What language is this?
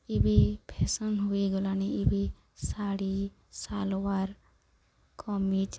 Odia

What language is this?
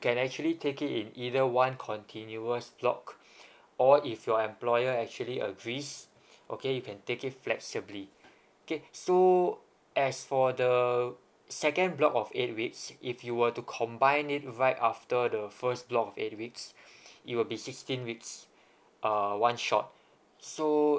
English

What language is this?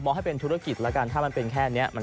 Thai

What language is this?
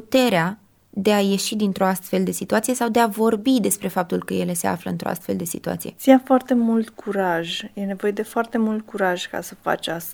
Romanian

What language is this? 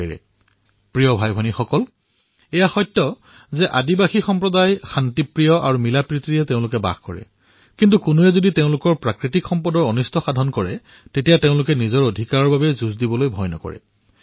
Assamese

